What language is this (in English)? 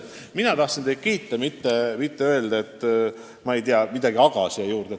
Estonian